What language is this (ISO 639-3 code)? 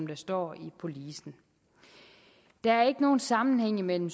dan